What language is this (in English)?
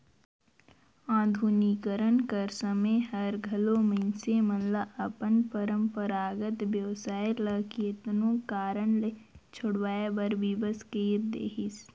Chhattisgarhi